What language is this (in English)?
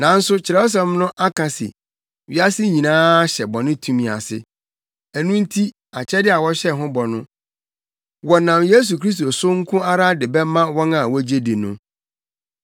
Akan